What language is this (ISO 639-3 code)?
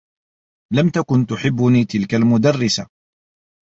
ara